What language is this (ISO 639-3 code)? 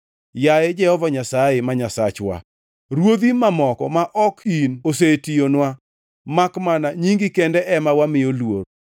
luo